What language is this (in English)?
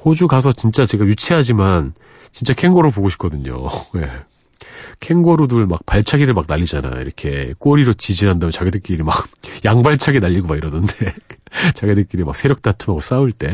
Korean